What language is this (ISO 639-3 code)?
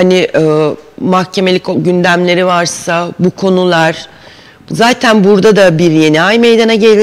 tur